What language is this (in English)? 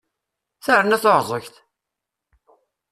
Kabyle